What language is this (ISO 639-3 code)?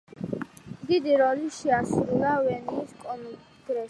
kat